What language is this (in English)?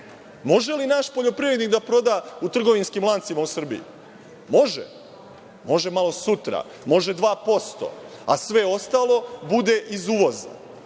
Serbian